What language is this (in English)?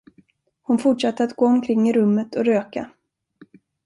Swedish